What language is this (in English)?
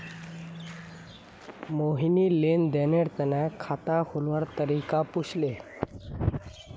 Magahi